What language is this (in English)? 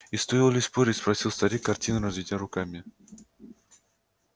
Russian